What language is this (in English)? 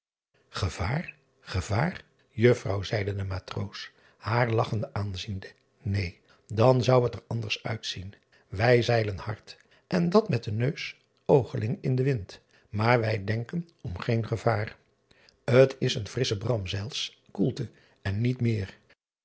Dutch